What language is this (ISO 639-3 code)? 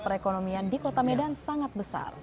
ind